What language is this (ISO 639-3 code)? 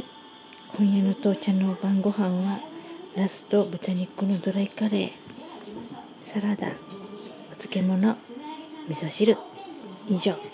jpn